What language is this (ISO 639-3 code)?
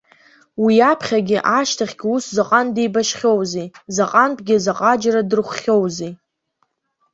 abk